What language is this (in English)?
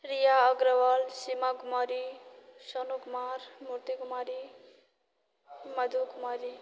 Maithili